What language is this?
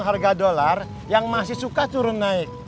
Indonesian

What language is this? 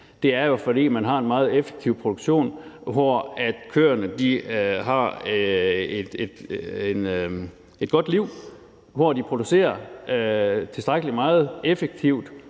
Danish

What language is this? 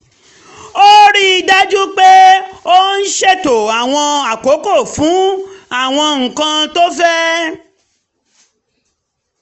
Yoruba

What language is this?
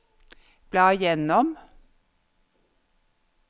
Norwegian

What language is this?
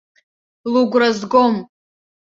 Abkhazian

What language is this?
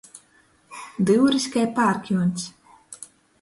Latgalian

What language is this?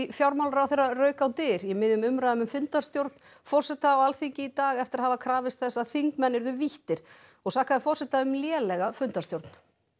Icelandic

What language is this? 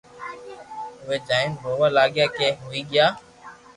Loarki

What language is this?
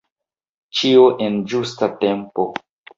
Esperanto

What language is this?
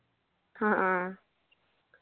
Malayalam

